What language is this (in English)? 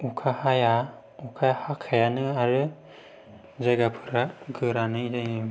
Bodo